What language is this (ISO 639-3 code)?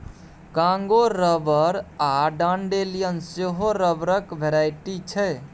mai